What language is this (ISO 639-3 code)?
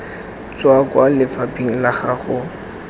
tsn